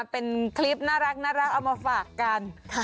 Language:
Thai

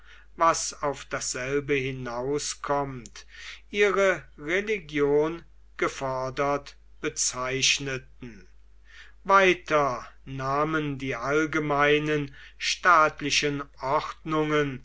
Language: German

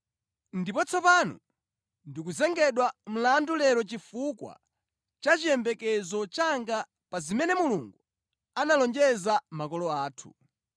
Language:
Nyanja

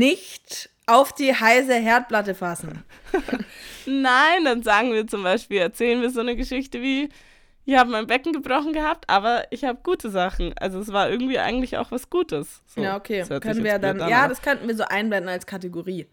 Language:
German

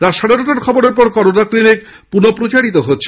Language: Bangla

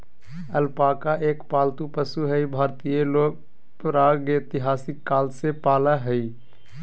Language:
Magahi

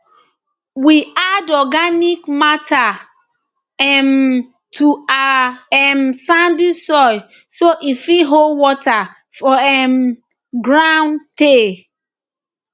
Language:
Nigerian Pidgin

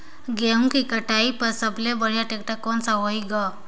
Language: Chhattisgarhi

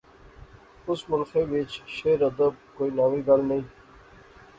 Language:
Pahari-Potwari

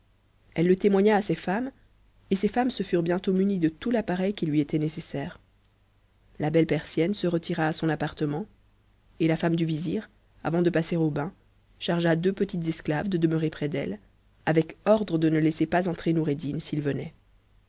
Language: French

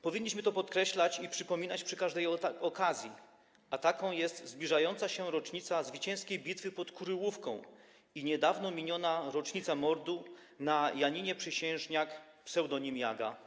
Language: Polish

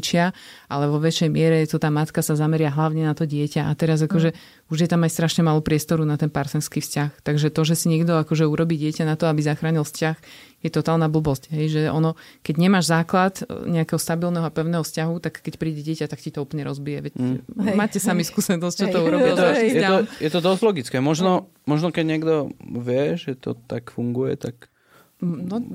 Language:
Slovak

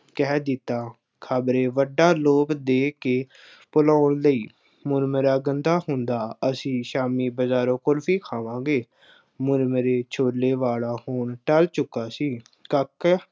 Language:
Punjabi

